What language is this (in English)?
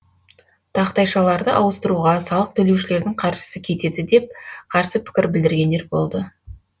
Kazakh